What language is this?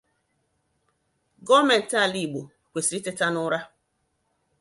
Igbo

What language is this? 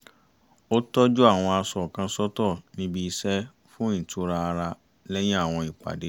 Yoruba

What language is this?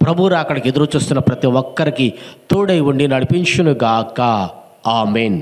Telugu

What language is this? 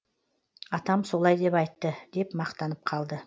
Kazakh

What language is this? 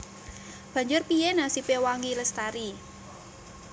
Javanese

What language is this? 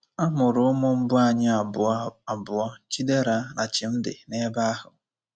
Igbo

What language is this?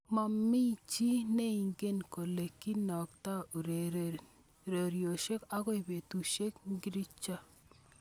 Kalenjin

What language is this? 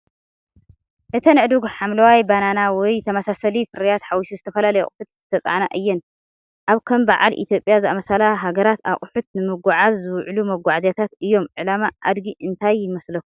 Tigrinya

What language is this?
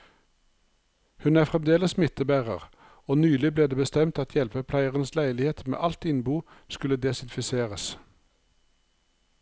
Norwegian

